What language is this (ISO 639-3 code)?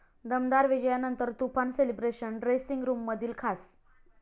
mar